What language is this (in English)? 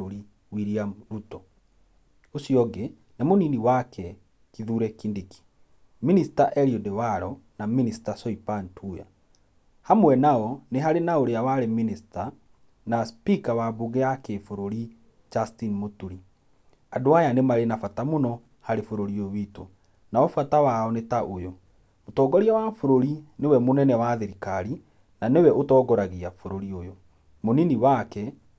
Kikuyu